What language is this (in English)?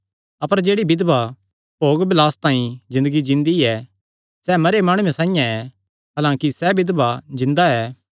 Kangri